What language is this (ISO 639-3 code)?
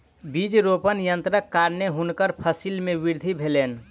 mai